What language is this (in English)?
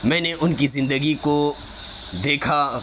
Urdu